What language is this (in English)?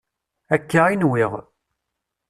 Kabyle